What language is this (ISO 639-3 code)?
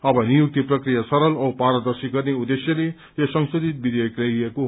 nep